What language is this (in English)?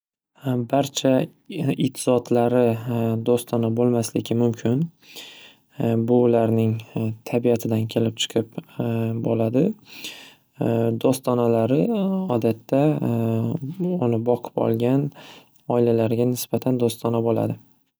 Uzbek